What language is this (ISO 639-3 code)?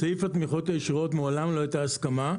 heb